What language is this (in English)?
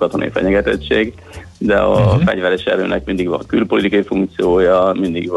Hungarian